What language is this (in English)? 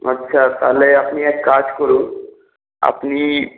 Bangla